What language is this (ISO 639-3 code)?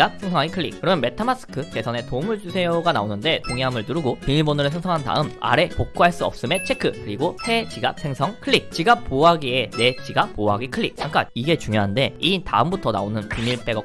kor